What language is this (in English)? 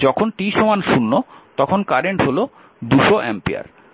Bangla